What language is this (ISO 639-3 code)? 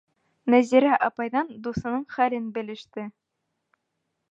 bak